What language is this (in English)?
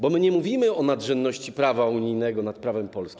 Polish